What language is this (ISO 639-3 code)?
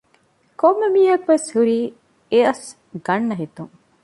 div